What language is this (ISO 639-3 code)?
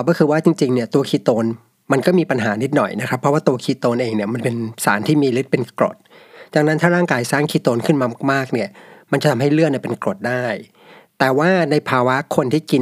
tha